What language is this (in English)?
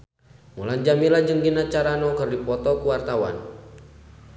Sundanese